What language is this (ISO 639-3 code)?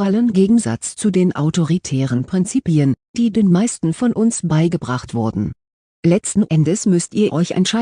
deu